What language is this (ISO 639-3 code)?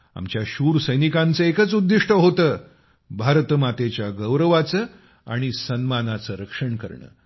mar